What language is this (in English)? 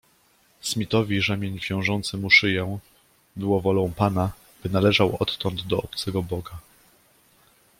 Polish